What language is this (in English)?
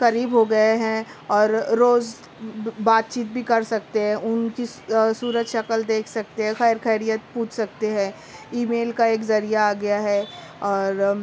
Urdu